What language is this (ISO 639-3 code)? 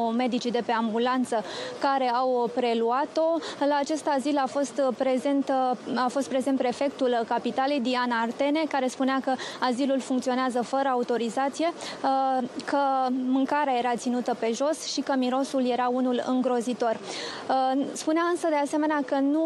ron